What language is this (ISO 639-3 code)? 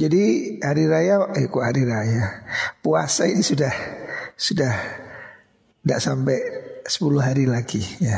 ind